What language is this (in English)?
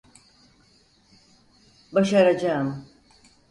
Turkish